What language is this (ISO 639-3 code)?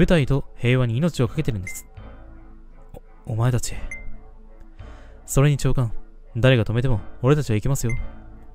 jpn